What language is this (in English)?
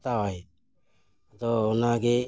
Santali